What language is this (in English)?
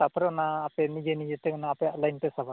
Santali